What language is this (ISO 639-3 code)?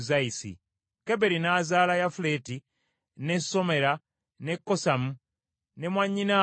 lug